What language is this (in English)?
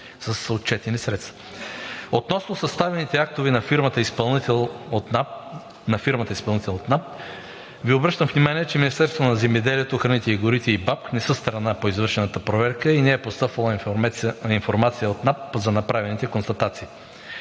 Bulgarian